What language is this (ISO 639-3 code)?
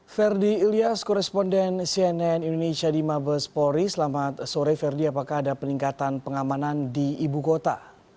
ind